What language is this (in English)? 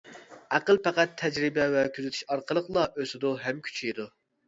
Uyghur